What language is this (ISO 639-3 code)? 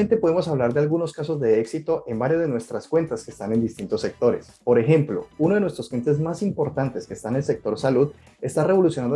spa